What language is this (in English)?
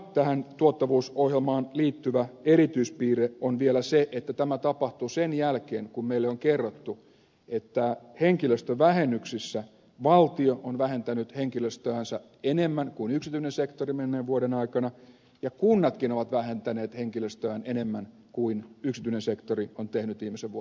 Finnish